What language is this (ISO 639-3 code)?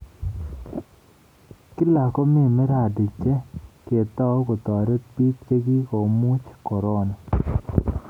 kln